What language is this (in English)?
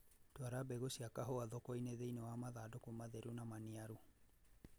Kikuyu